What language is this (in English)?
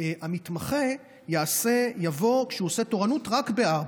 Hebrew